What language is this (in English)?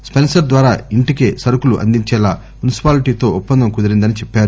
Telugu